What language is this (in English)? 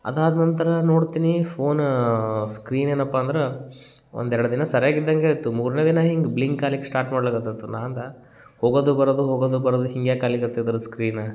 Kannada